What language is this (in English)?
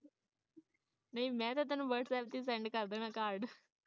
Punjabi